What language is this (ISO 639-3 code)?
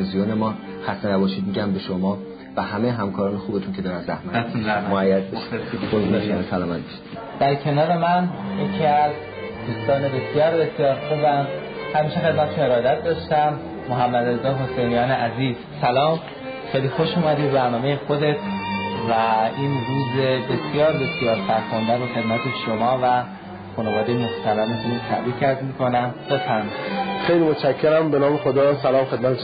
fas